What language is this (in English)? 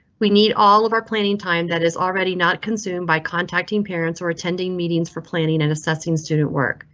English